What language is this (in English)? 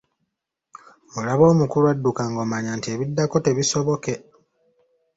Ganda